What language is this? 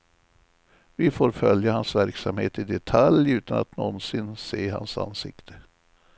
Swedish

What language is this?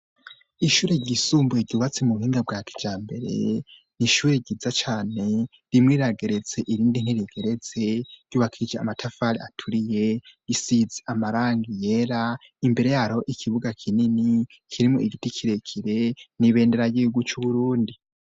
Rundi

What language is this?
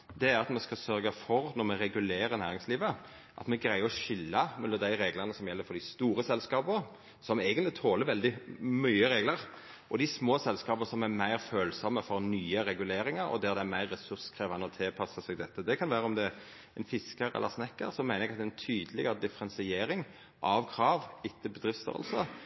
Norwegian Nynorsk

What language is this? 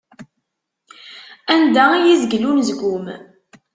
Kabyle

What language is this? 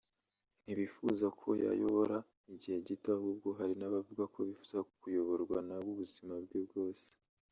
Kinyarwanda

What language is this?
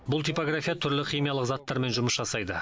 Kazakh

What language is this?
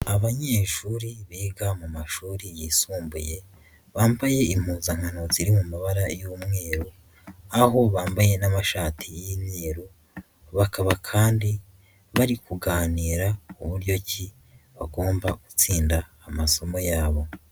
Kinyarwanda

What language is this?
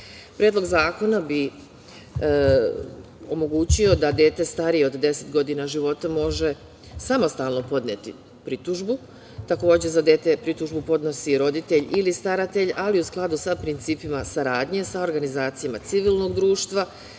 Serbian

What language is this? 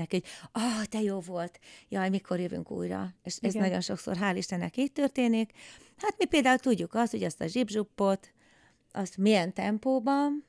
Hungarian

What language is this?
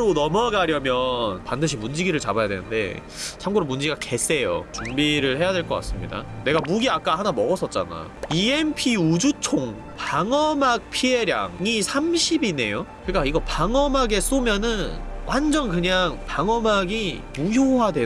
Korean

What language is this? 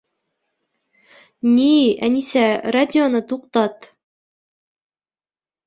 Bashkir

